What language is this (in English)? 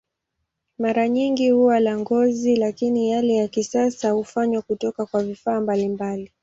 Swahili